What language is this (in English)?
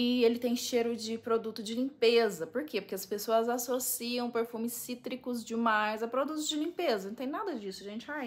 Portuguese